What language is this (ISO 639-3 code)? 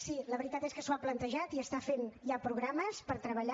cat